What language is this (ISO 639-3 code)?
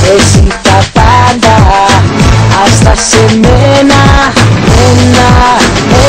ita